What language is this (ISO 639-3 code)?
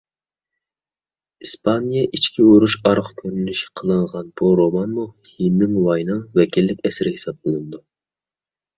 uig